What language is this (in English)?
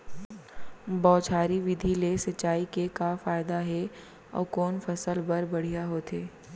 Chhattisgarhi